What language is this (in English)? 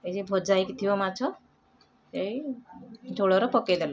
Odia